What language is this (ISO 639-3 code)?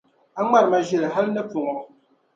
dag